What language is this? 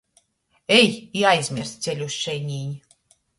Latgalian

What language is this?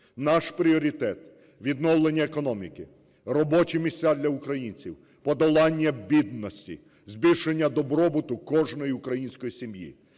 Ukrainian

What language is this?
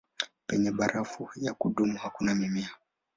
Swahili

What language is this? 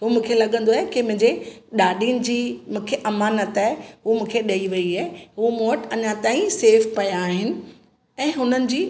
Sindhi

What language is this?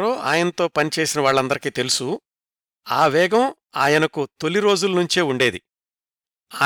Telugu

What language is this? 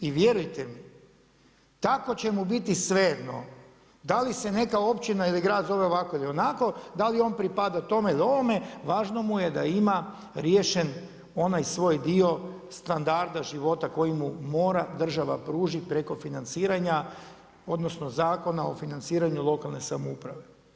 Croatian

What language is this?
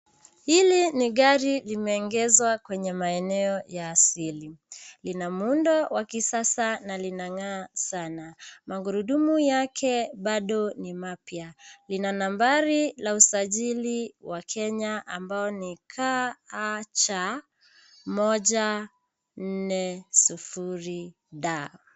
Swahili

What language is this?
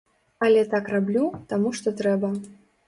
Belarusian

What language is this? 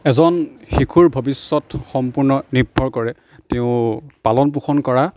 Assamese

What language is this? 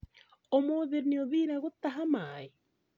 Kikuyu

